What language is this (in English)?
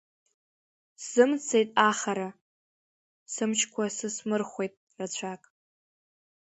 Abkhazian